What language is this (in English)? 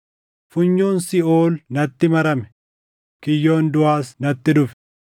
Oromo